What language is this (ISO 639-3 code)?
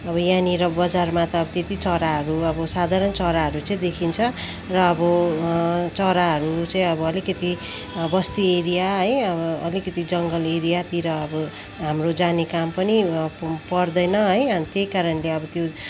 nep